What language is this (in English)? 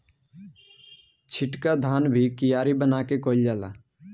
Bhojpuri